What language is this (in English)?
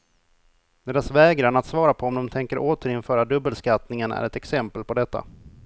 Swedish